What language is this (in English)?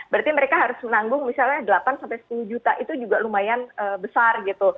Indonesian